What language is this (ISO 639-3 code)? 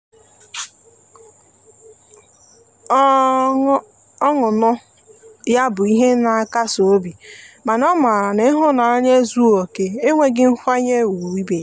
ibo